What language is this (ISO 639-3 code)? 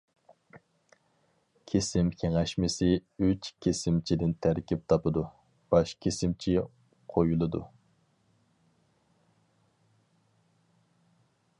uig